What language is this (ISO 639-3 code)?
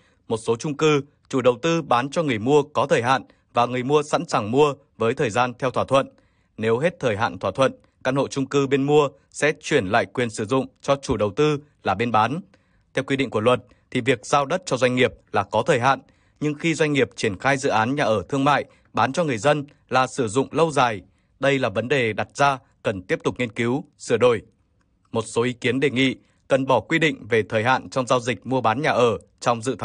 vie